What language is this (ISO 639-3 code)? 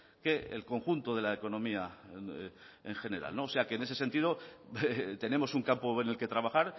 spa